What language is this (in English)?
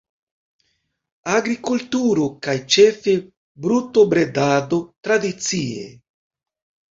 Esperanto